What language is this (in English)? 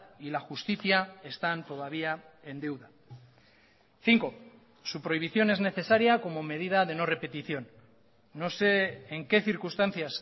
Spanish